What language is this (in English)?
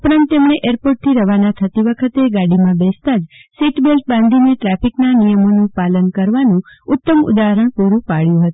Gujarati